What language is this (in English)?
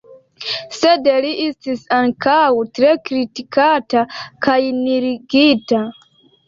Esperanto